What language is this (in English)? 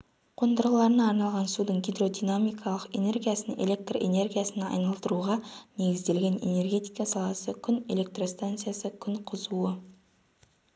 Kazakh